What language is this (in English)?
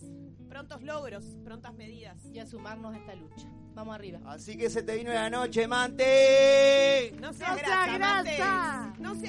Spanish